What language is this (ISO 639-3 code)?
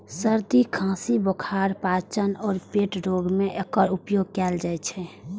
mai